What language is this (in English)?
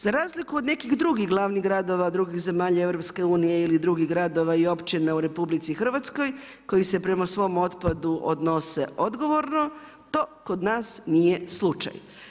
Croatian